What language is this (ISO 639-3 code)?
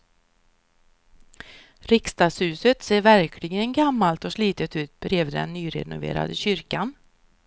swe